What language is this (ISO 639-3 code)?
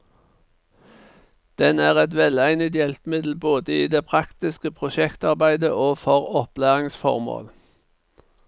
nor